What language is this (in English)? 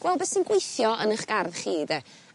Welsh